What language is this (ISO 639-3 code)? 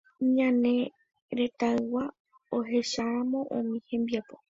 grn